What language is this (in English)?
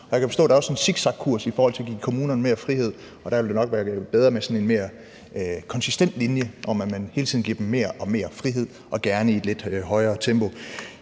Danish